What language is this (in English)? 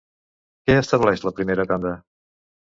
Catalan